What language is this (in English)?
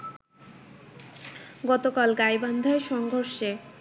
Bangla